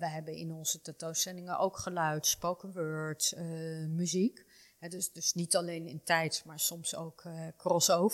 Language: Dutch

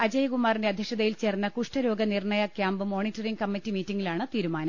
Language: Malayalam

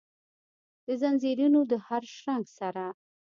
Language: Pashto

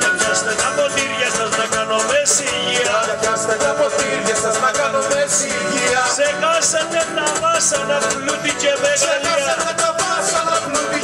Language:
Greek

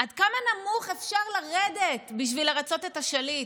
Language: Hebrew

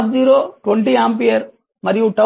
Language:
Telugu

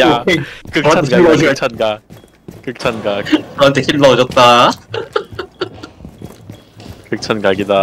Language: Korean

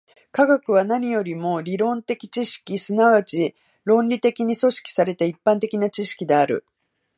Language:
Japanese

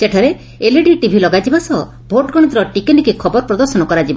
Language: Odia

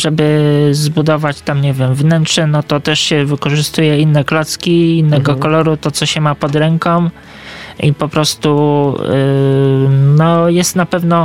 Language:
Polish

